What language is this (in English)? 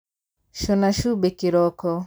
Kikuyu